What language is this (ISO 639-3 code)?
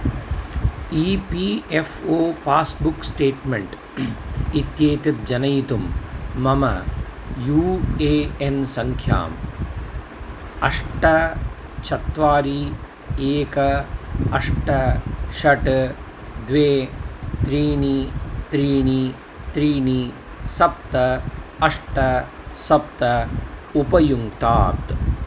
san